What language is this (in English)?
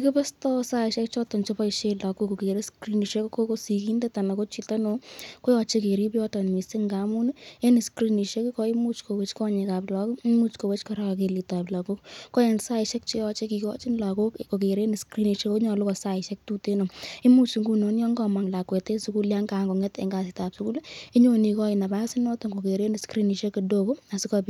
Kalenjin